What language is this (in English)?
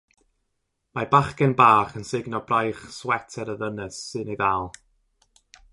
Welsh